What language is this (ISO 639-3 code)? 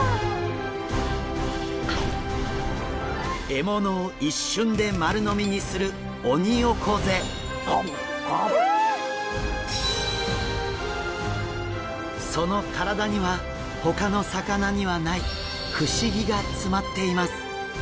jpn